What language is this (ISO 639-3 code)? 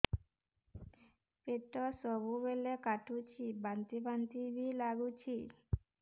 ori